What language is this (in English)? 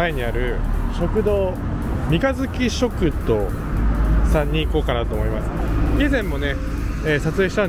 Japanese